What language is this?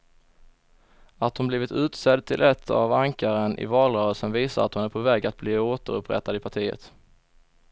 Swedish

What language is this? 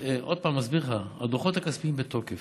Hebrew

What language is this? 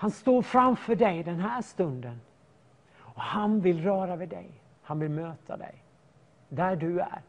Swedish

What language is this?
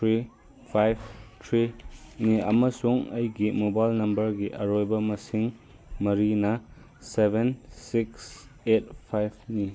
Manipuri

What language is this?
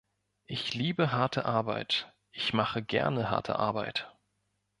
German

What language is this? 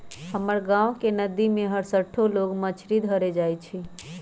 Magahi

